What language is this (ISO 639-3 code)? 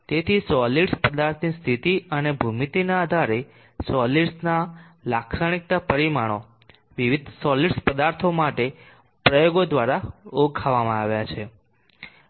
guj